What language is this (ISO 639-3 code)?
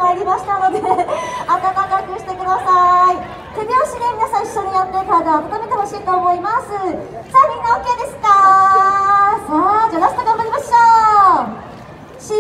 jpn